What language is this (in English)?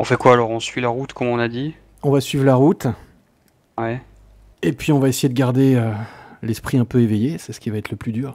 French